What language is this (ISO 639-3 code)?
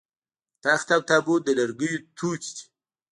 pus